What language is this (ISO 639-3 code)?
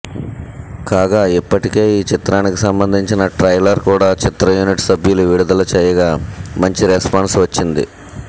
tel